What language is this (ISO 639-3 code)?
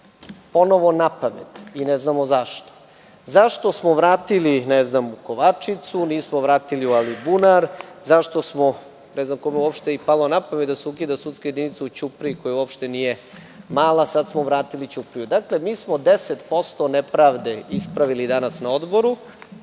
srp